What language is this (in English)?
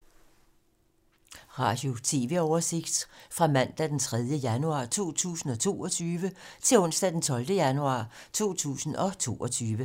Danish